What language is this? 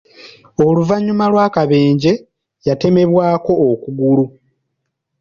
Ganda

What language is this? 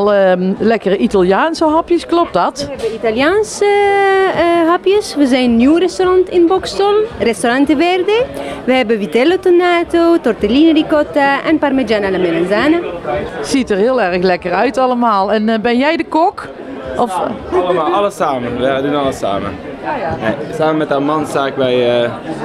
Dutch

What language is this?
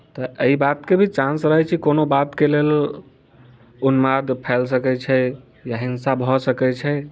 Maithili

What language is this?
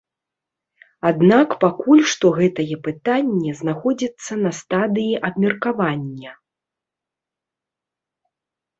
Belarusian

